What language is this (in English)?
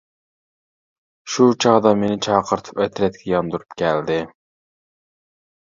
Uyghur